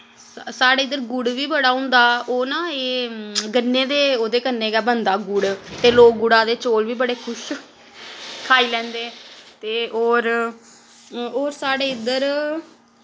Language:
Dogri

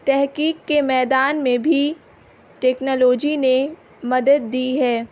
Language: Urdu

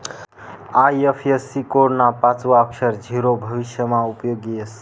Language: Marathi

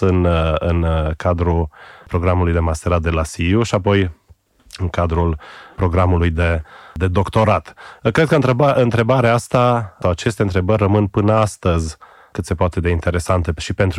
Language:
Romanian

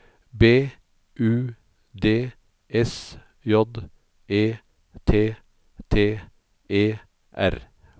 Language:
Norwegian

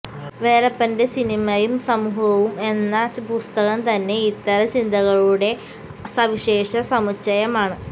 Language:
Malayalam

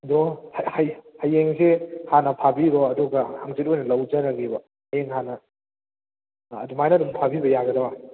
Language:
Manipuri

